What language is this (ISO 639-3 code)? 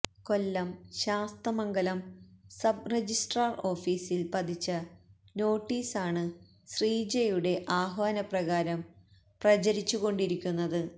mal